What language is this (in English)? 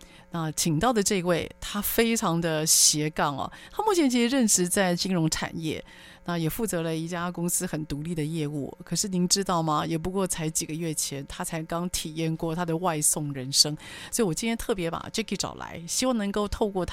Chinese